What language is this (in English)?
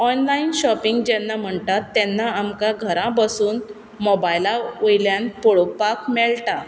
Konkani